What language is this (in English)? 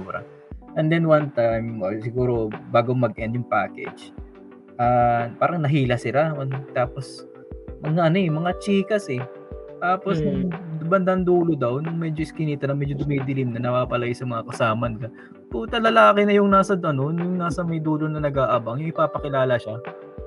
Filipino